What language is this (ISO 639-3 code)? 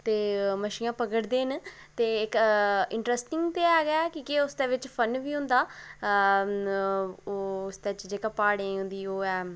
doi